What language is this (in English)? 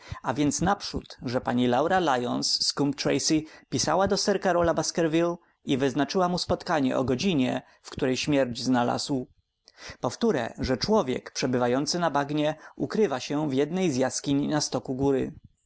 Polish